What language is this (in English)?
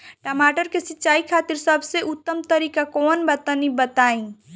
Bhojpuri